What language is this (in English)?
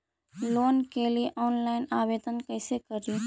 Magahi